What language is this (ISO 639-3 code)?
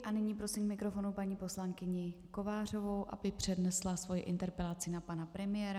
ces